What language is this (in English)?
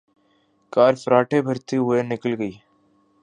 Urdu